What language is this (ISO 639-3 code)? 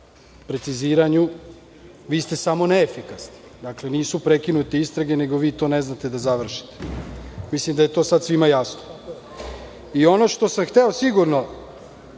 srp